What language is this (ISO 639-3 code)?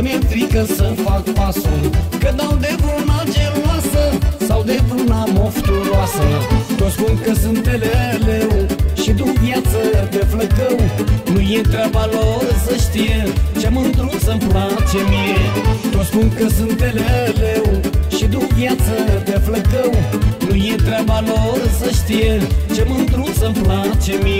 ron